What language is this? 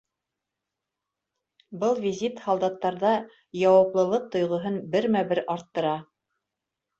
Bashkir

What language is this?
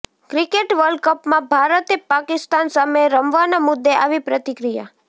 Gujarati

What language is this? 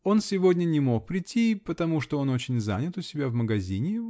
Russian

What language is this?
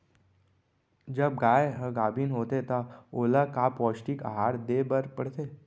Chhattisgarhi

